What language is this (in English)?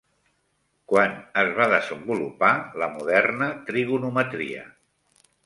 Catalan